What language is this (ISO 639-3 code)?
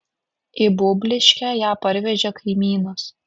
lit